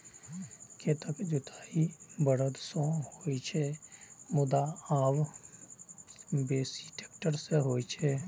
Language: Maithili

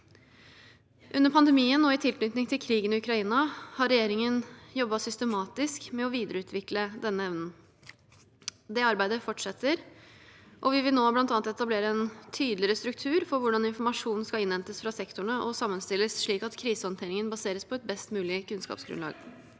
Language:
Norwegian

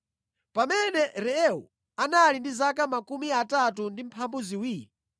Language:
Nyanja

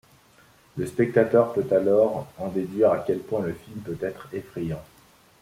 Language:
French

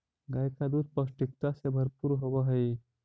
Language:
Magahi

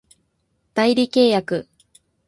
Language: Japanese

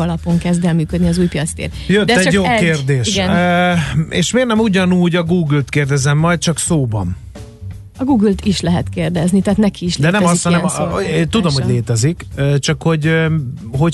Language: Hungarian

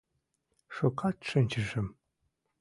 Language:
Mari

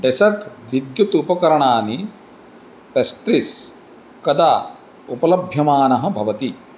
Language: Sanskrit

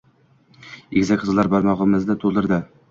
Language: Uzbek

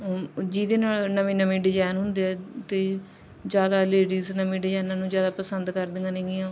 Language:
Punjabi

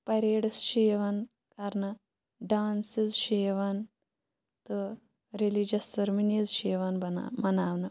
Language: Kashmiri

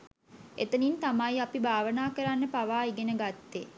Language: Sinhala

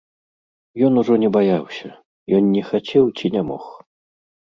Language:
Belarusian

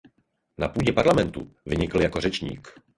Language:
Czech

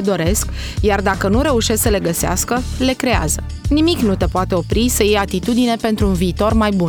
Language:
Romanian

